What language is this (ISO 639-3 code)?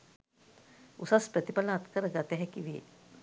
sin